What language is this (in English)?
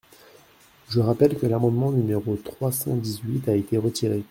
French